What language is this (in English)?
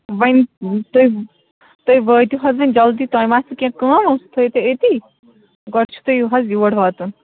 Kashmiri